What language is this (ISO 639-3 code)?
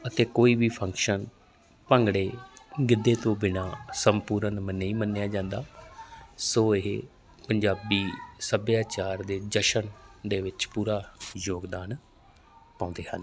pan